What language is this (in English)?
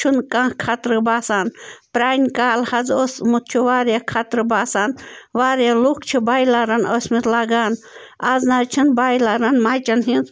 Kashmiri